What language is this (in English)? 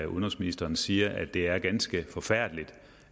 Danish